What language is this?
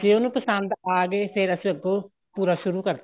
Punjabi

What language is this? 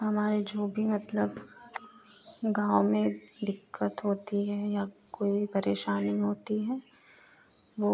Hindi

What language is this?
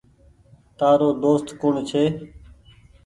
Goaria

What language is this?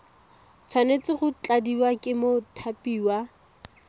Tswana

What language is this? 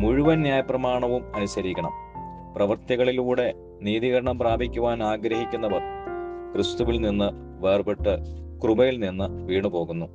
Malayalam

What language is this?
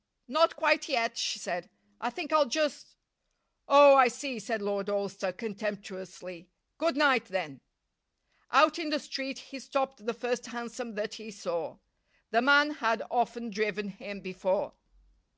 English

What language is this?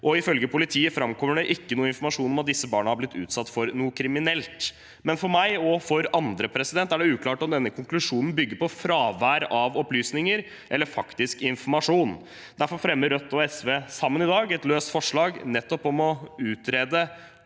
Norwegian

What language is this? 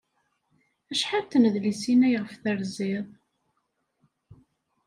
Kabyle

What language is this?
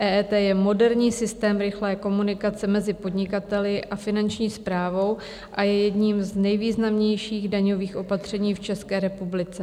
Czech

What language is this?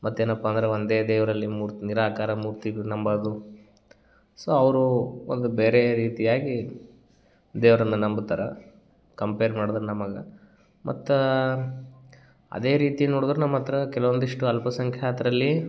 Kannada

